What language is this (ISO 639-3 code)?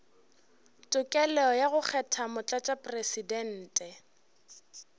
nso